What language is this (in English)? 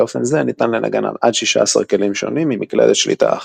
Hebrew